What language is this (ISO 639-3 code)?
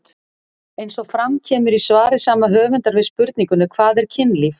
isl